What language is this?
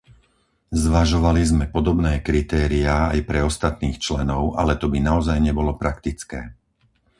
Slovak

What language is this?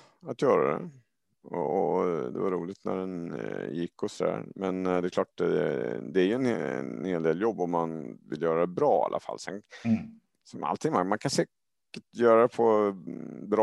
Swedish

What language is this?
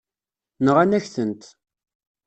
Kabyle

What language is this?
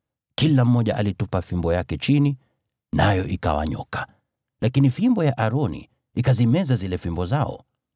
Swahili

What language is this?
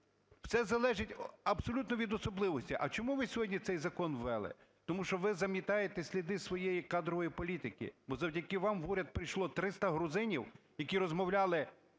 Ukrainian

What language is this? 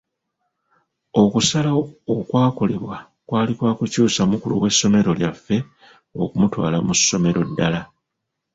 Ganda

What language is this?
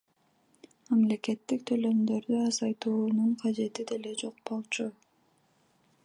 Kyrgyz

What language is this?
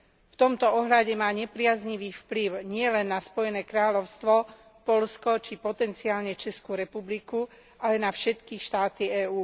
Slovak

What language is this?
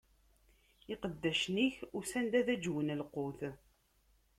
Kabyle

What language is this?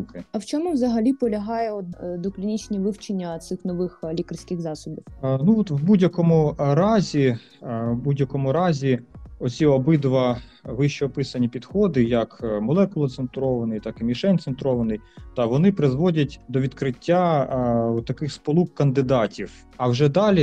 Ukrainian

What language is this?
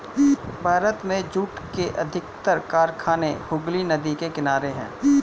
Hindi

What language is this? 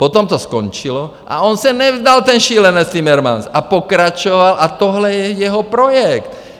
Czech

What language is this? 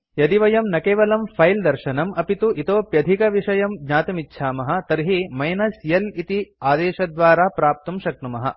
Sanskrit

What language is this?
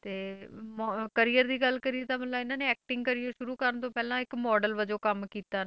Punjabi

